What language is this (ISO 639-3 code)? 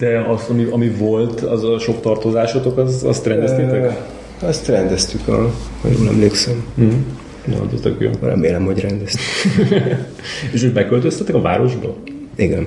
hun